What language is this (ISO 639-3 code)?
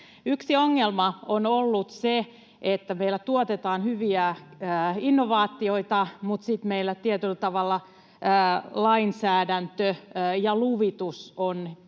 fin